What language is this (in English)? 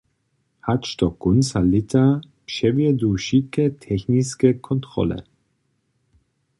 Upper Sorbian